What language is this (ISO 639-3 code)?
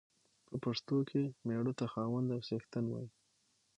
pus